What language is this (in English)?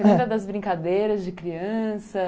Portuguese